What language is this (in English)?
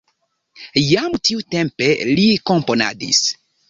Esperanto